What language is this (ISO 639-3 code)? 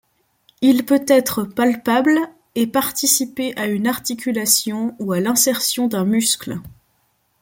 fra